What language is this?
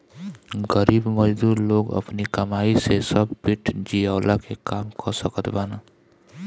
Bhojpuri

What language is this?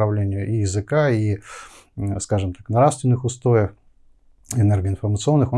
Russian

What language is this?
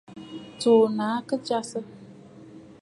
Bafut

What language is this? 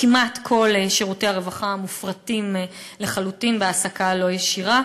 Hebrew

